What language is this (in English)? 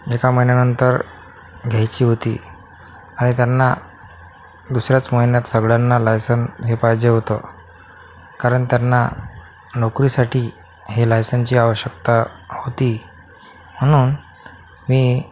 Marathi